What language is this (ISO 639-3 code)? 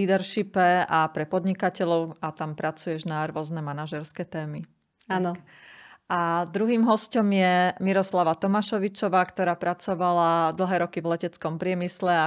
slk